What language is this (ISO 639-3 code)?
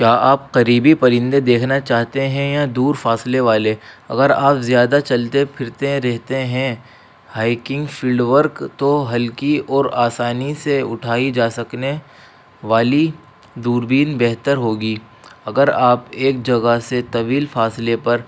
urd